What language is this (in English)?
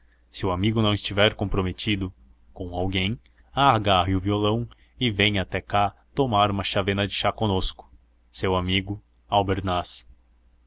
Portuguese